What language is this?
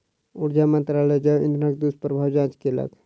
Maithili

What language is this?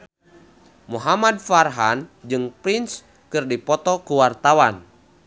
Sundanese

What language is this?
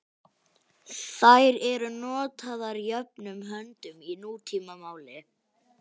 Icelandic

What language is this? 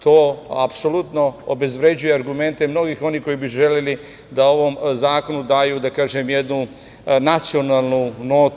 Serbian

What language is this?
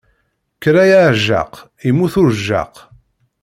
Kabyle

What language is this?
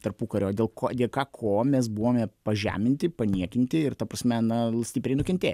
Lithuanian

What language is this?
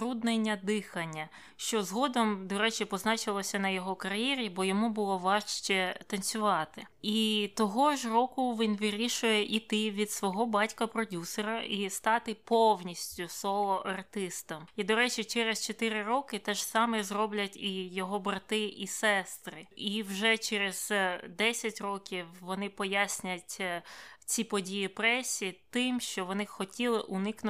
Ukrainian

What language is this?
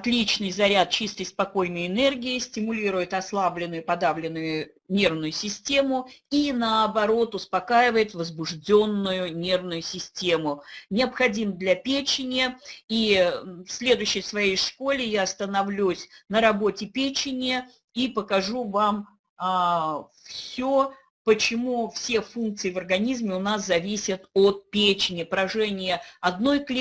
Russian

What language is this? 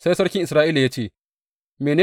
Hausa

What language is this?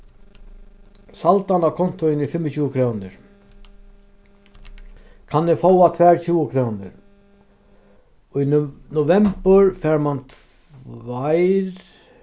Faroese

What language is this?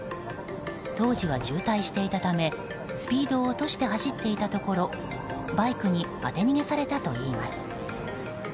Japanese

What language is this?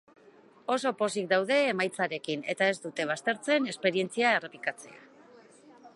Basque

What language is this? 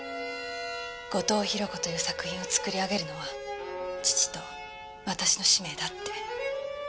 Japanese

